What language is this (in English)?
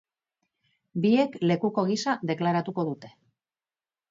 Basque